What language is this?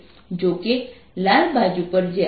Gujarati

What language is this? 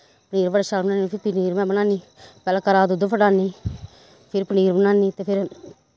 Dogri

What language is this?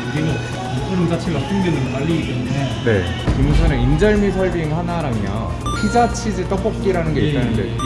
Korean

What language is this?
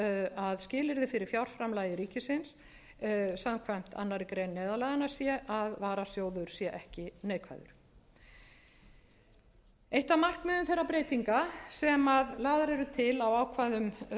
Icelandic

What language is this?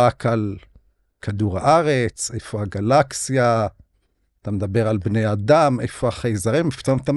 Hebrew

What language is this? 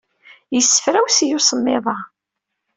Kabyle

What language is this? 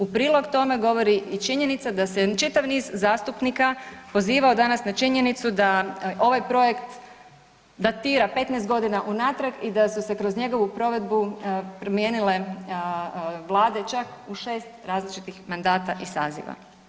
Croatian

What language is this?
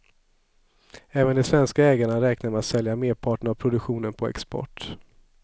Swedish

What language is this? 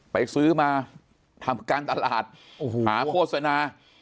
Thai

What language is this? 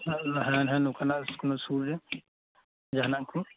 Santali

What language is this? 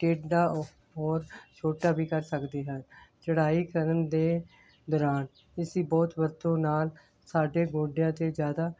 Punjabi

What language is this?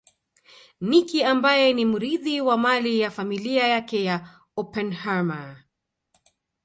Swahili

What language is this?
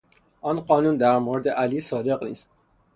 Persian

